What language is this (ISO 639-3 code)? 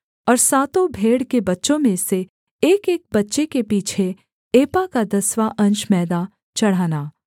hin